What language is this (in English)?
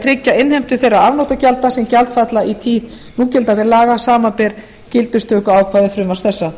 Icelandic